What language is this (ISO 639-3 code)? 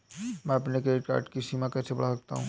hin